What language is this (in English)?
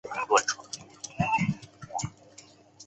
Chinese